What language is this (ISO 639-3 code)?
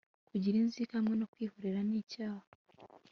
kin